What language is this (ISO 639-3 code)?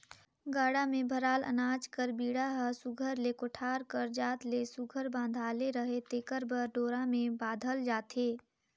hne